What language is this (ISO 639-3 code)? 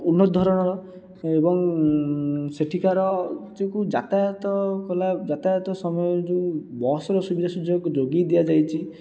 ori